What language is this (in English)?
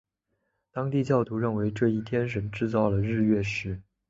Chinese